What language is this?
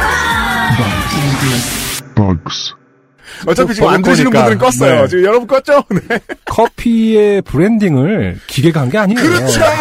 Korean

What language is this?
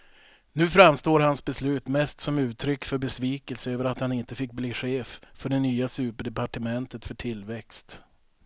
Swedish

